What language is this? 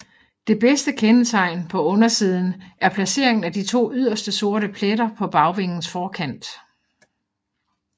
Danish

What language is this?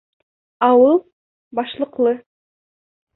Bashkir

